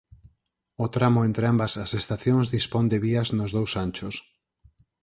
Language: Galician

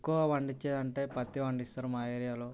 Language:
Telugu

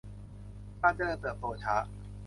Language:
Thai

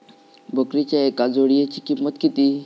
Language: Marathi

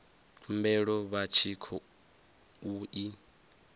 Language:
Venda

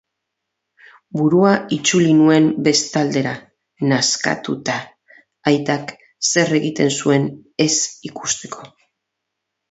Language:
Basque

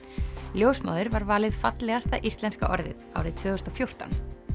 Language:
Icelandic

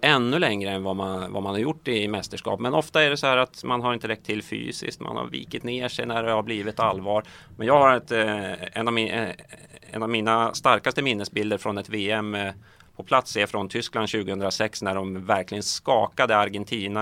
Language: Swedish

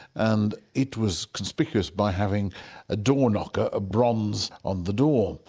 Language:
English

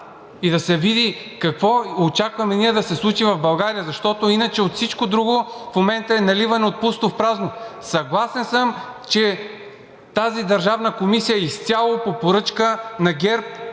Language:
Bulgarian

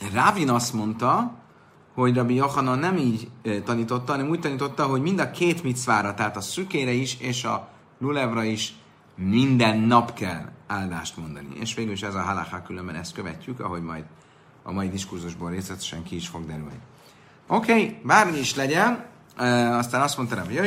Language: Hungarian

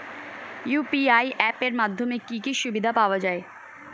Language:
Bangla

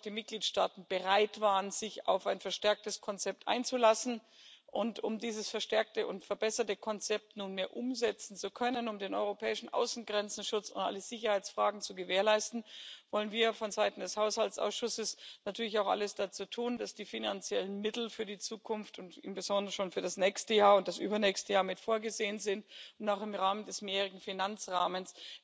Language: German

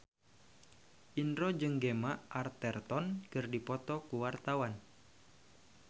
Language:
Sundanese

